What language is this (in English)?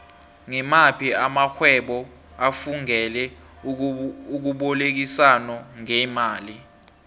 South Ndebele